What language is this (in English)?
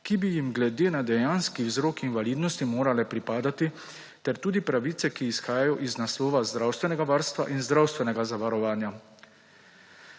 Slovenian